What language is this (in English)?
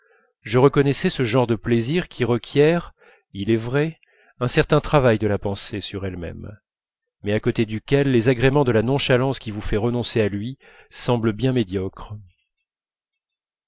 French